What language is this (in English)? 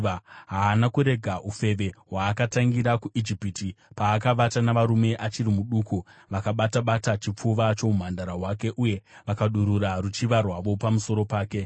Shona